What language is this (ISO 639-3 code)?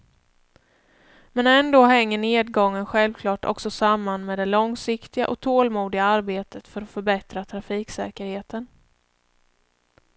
swe